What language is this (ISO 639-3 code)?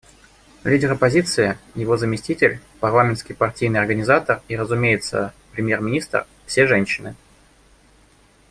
rus